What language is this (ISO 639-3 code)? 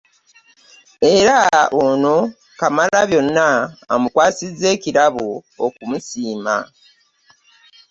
lug